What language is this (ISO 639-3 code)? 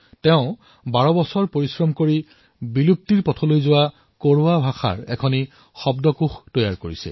asm